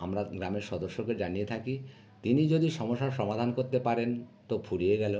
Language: Bangla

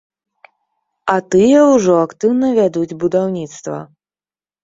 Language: Belarusian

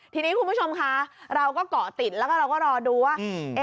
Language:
Thai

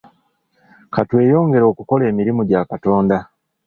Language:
Ganda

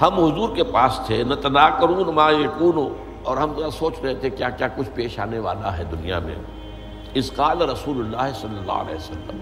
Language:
Urdu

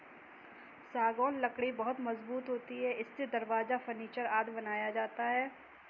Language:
Hindi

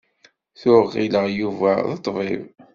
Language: Kabyle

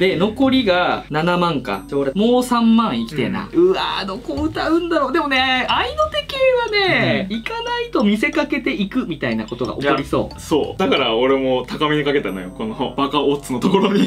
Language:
Japanese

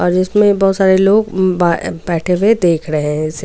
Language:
Hindi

